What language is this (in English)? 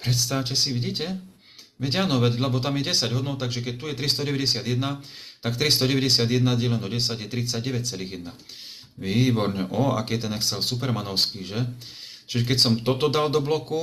Slovak